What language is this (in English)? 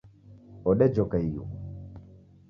Taita